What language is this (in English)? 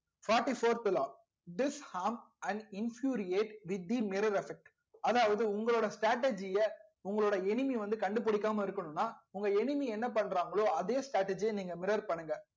Tamil